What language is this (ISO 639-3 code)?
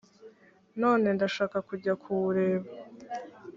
kin